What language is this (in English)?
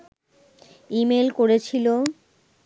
Bangla